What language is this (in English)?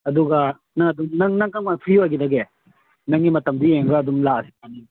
Manipuri